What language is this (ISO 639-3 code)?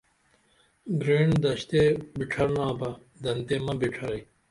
dml